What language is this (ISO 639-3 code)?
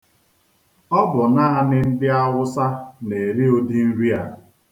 ibo